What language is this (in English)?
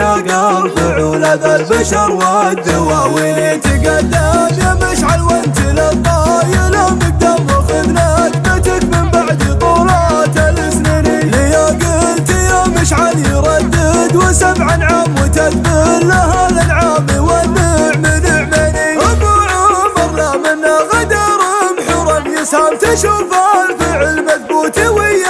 Arabic